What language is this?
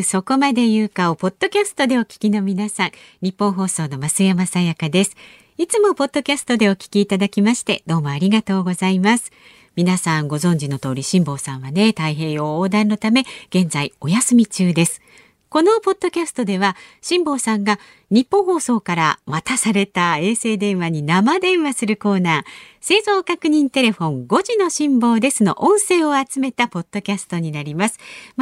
Japanese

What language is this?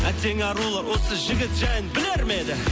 Kazakh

